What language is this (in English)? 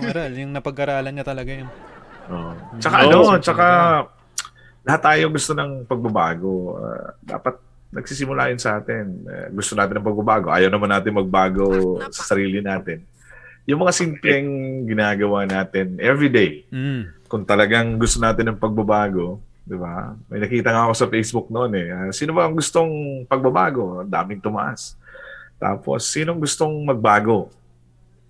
Filipino